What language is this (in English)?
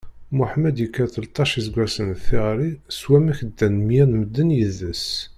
Kabyle